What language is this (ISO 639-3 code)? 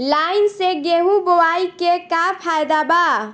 bho